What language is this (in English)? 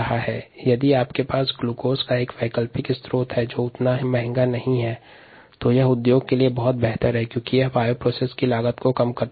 Hindi